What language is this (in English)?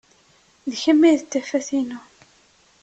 Kabyle